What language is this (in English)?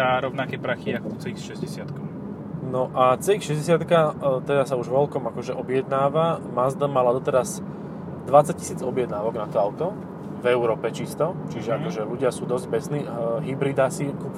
Slovak